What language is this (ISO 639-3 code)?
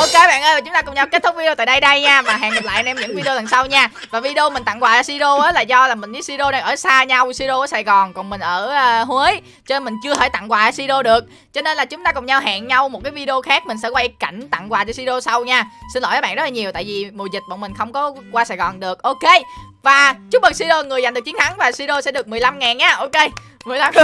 vie